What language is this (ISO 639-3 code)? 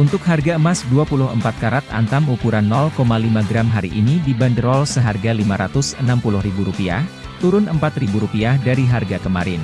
ind